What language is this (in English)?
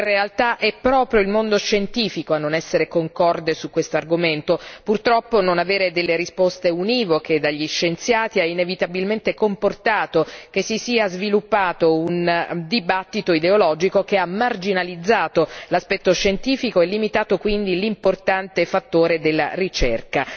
Italian